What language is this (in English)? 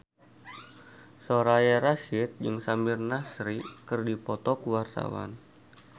Sundanese